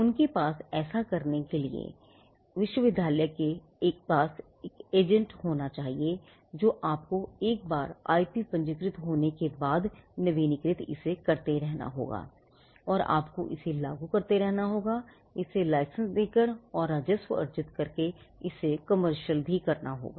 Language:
Hindi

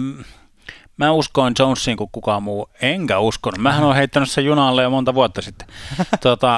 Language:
Finnish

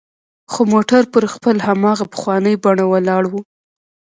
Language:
Pashto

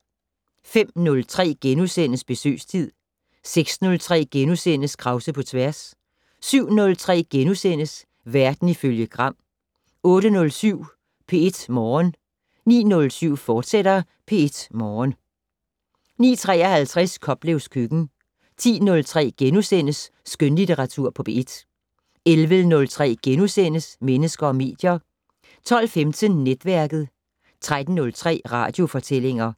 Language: Danish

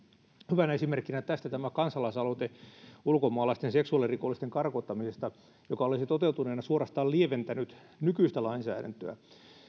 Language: Finnish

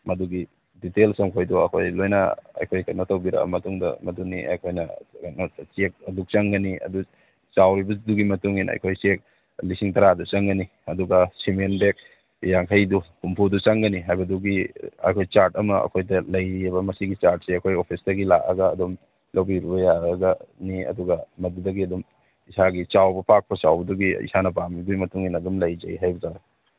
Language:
Manipuri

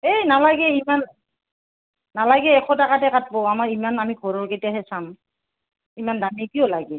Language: Assamese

